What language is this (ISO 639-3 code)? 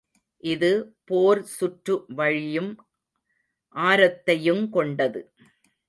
tam